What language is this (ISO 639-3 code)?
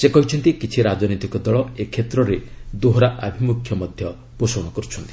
ori